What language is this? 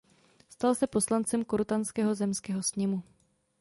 Czech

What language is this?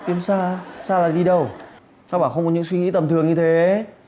Vietnamese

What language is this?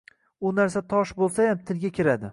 Uzbek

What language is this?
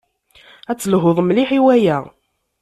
Kabyle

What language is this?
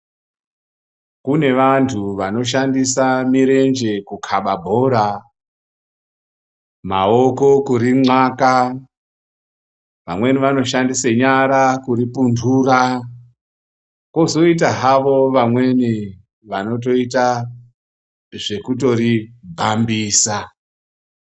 Ndau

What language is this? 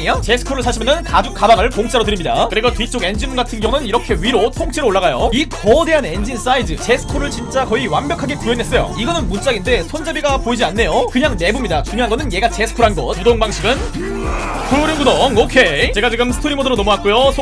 Korean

